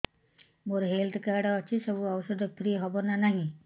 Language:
Odia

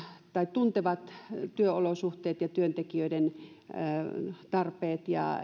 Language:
Finnish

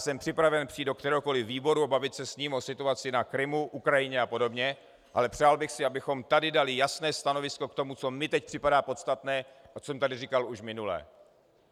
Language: Czech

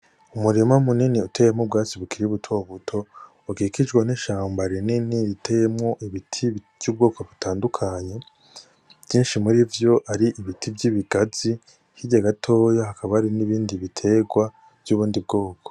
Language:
Rundi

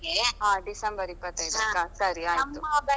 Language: Kannada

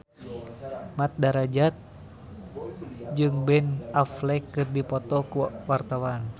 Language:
Sundanese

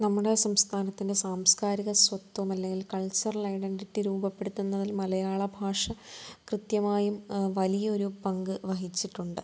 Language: Malayalam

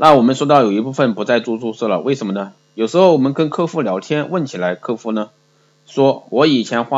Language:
Chinese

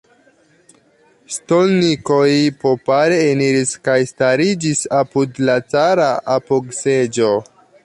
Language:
Esperanto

